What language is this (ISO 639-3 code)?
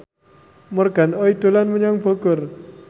jav